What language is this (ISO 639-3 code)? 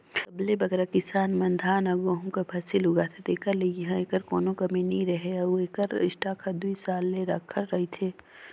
hne